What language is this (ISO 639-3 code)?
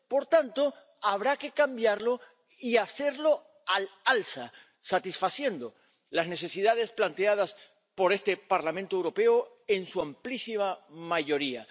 spa